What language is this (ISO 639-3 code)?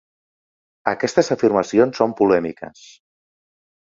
cat